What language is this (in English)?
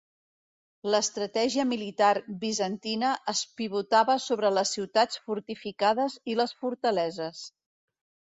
Catalan